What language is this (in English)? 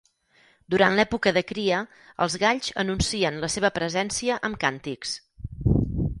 Catalan